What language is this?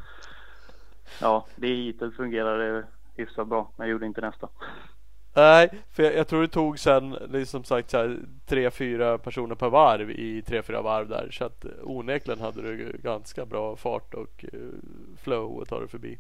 Swedish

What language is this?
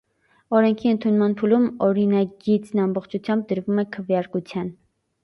Armenian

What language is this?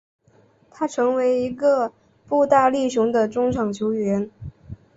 Chinese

